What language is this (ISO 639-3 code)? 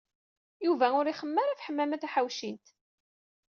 kab